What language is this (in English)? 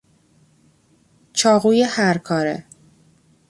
Persian